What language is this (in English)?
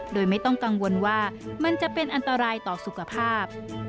Thai